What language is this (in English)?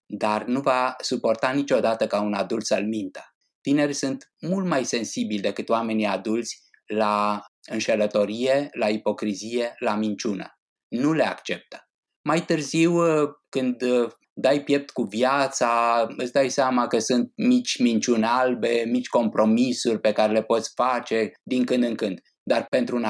Romanian